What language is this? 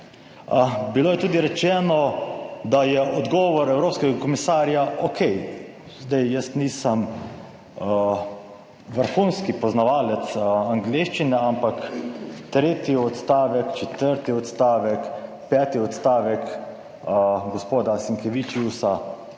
Slovenian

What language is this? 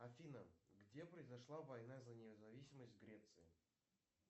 Russian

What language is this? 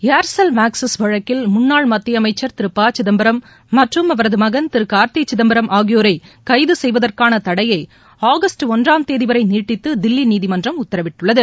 Tamil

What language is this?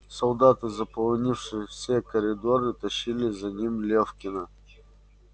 Russian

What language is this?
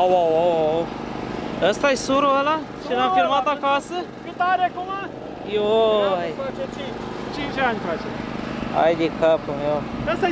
Romanian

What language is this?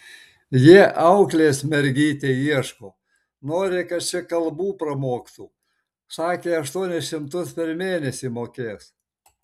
Lithuanian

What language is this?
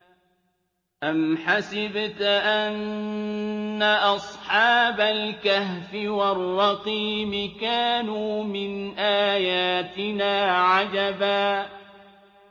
Arabic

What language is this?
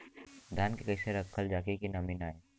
Bhojpuri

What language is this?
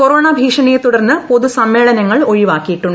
Malayalam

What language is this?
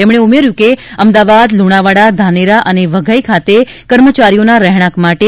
Gujarati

